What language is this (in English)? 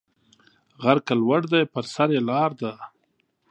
Pashto